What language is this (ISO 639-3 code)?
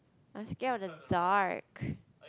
eng